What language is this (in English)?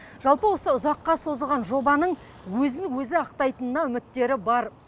Kazakh